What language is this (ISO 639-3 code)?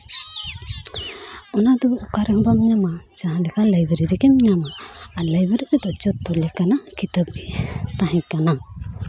sat